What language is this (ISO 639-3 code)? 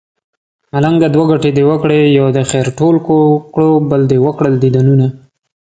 pus